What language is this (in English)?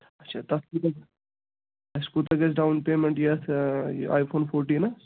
Kashmiri